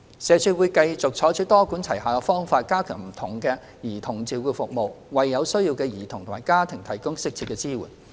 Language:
Cantonese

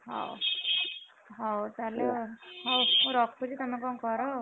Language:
Odia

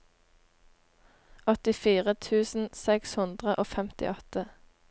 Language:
Norwegian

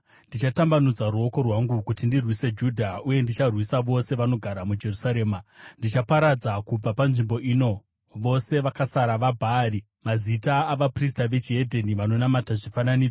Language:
Shona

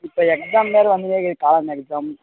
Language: Tamil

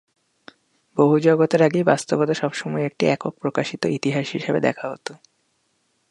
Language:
Bangla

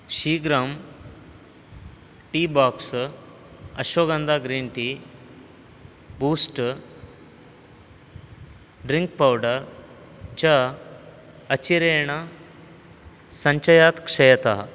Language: Sanskrit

